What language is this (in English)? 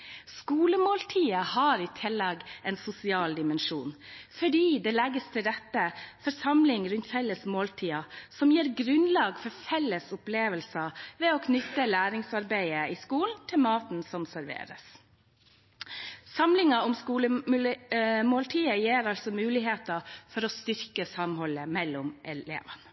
Norwegian Bokmål